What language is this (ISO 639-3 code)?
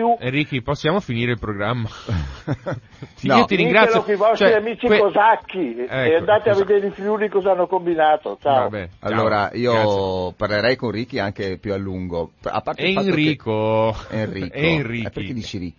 ita